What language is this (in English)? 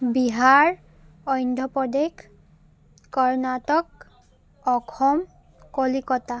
Assamese